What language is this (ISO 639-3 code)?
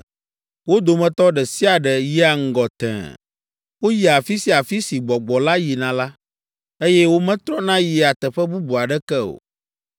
ewe